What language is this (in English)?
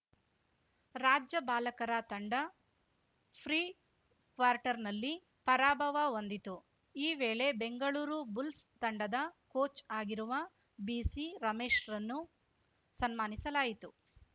Kannada